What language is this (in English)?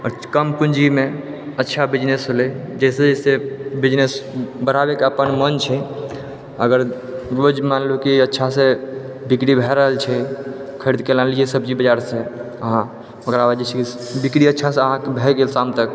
Maithili